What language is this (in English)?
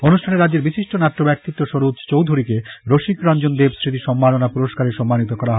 Bangla